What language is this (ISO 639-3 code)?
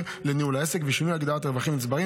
heb